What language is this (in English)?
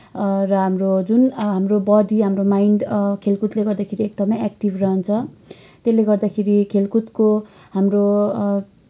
Nepali